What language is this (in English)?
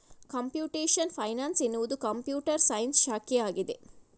Kannada